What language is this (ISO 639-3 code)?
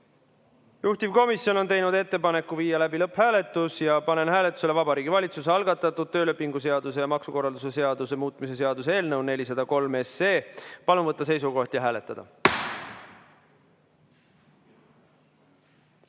est